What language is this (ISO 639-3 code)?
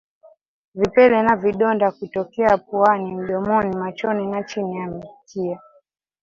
swa